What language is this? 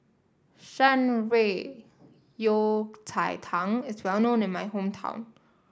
English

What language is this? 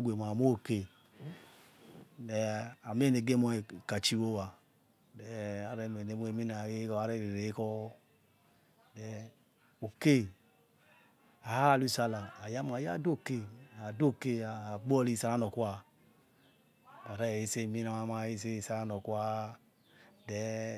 Yekhee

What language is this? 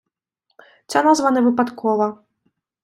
Ukrainian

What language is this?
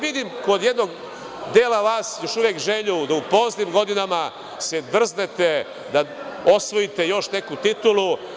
Serbian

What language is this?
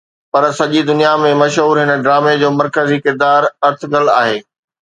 Sindhi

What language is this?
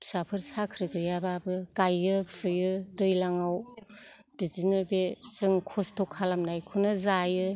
Bodo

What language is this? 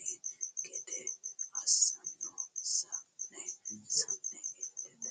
Sidamo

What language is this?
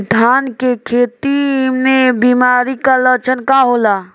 Bhojpuri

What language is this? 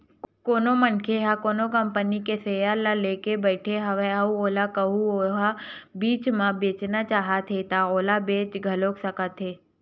Chhattisgarhi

